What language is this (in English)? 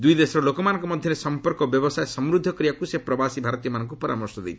Odia